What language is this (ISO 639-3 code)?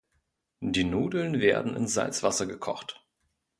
deu